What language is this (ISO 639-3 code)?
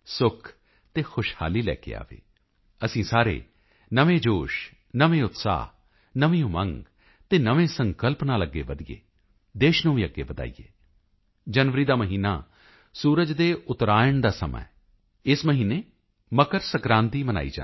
pan